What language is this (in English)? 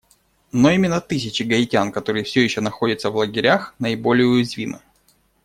Russian